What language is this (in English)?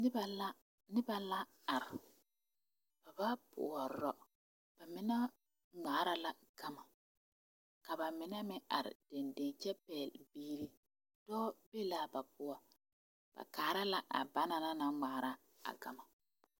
Southern Dagaare